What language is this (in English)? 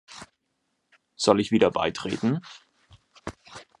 German